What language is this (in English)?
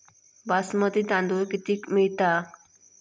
Marathi